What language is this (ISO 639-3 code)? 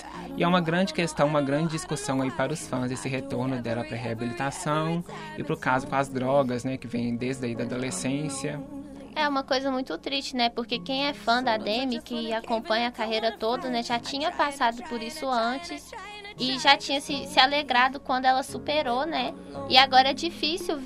por